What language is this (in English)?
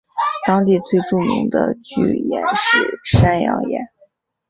Chinese